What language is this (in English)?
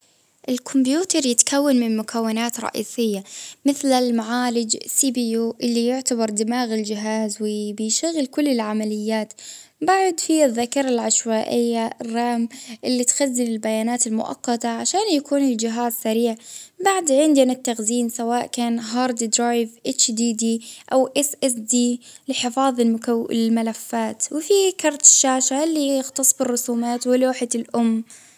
Baharna Arabic